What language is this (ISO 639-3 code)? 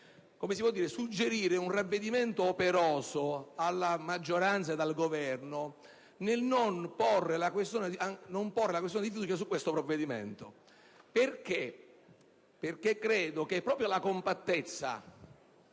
ita